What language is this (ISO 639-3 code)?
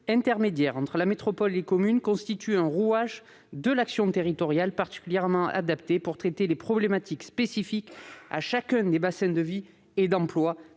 fra